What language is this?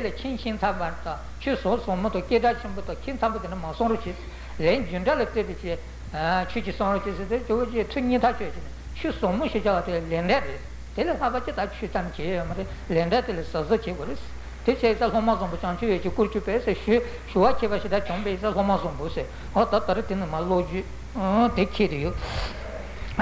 Italian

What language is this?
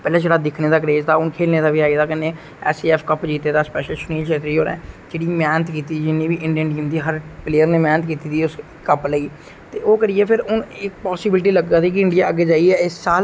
Dogri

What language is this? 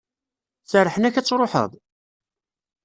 Kabyle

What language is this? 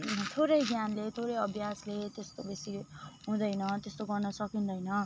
Nepali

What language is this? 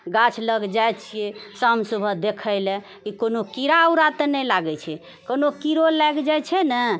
Maithili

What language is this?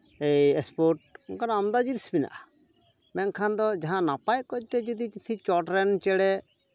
Santali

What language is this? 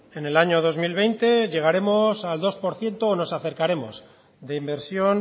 Spanish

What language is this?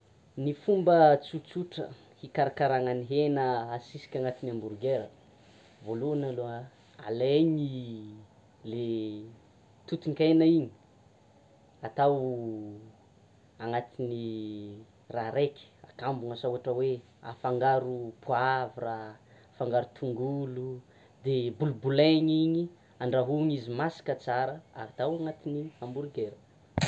Tsimihety Malagasy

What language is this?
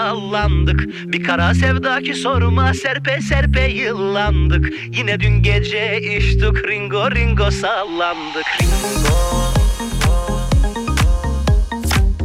Turkish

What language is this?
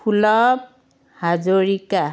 Assamese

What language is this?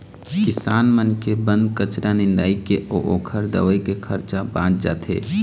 Chhattisgarhi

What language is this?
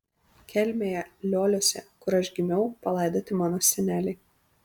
Lithuanian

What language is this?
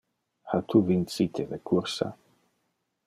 Interlingua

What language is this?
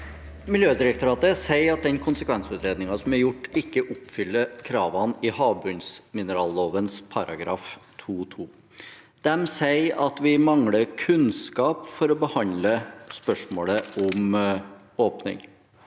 Norwegian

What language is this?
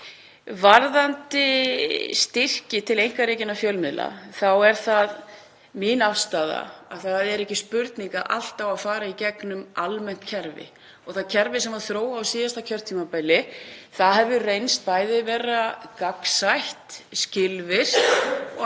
Icelandic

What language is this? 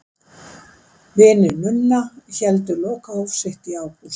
Icelandic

